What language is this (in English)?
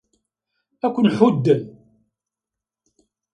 Kabyle